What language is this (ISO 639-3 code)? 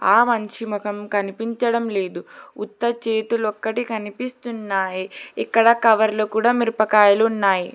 tel